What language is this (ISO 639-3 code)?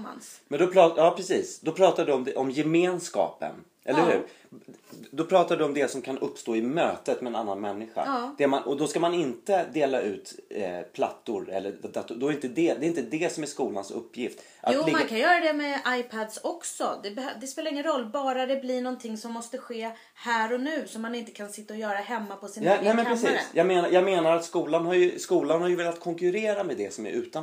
swe